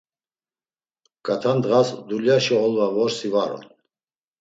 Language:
Laz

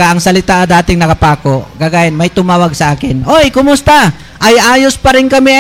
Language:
Filipino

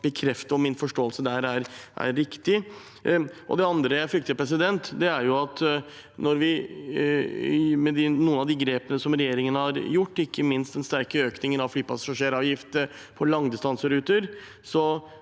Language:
Norwegian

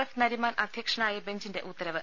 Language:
Malayalam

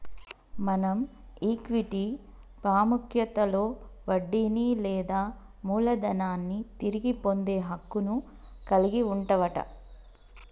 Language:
Telugu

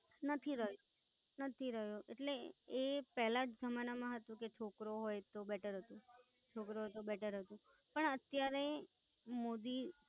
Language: Gujarati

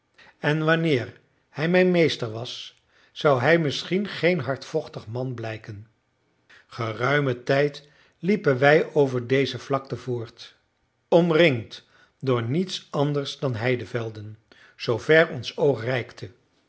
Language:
Dutch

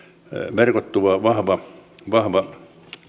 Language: Finnish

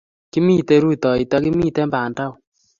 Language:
Kalenjin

